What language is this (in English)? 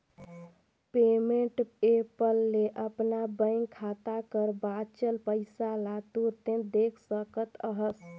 Chhattisgarhi